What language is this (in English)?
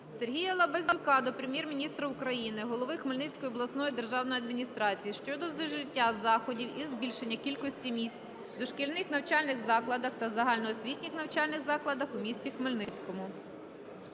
Ukrainian